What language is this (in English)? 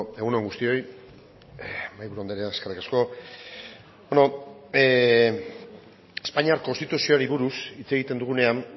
Basque